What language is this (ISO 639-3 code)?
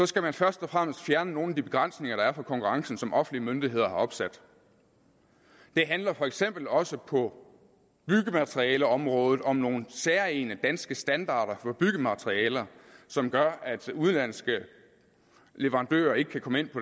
dan